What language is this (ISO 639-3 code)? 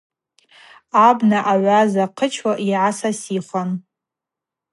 abq